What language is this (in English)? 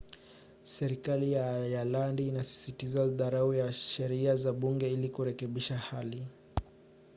Swahili